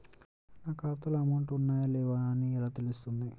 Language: Telugu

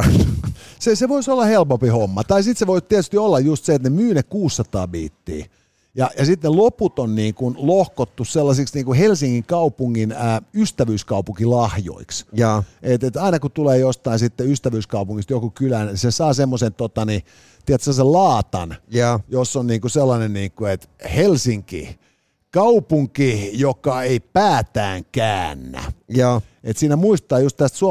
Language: Finnish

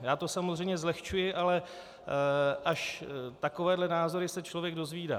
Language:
Czech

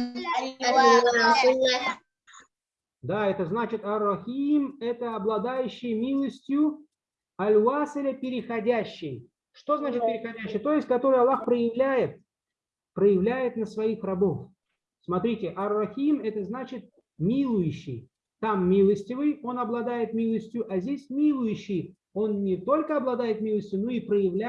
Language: Russian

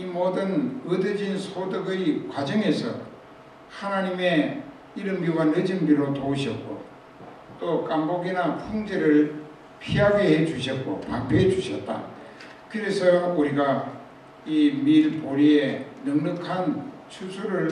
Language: Korean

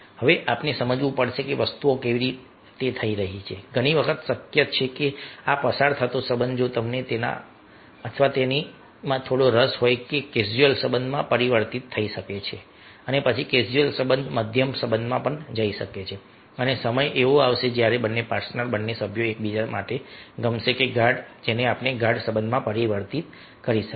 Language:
Gujarati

